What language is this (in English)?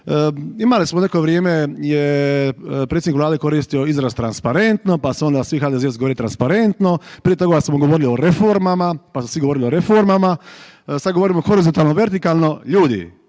Croatian